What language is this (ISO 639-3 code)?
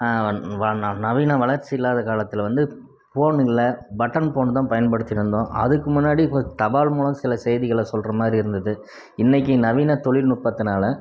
tam